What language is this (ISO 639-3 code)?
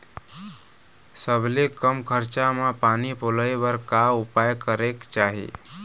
hne